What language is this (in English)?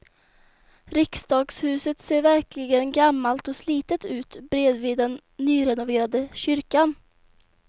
Swedish